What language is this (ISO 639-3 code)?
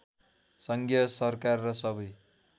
nep